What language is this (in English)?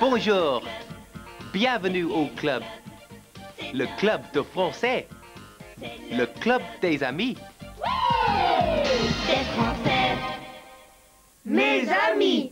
French